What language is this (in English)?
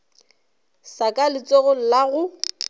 Northern Sotho